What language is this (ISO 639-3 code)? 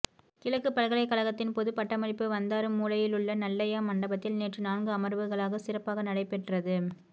tam